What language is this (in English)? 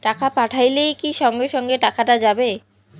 Bangla